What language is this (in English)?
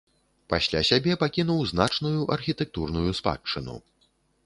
Belarusian